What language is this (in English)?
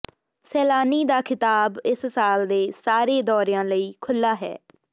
Punjabi